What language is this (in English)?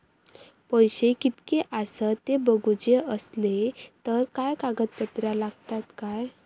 Marathi